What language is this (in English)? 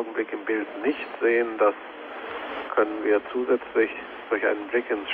German